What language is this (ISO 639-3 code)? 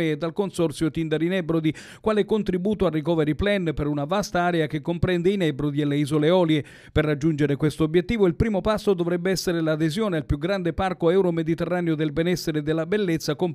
ita